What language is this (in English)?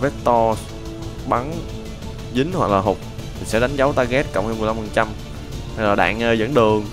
Vietnamese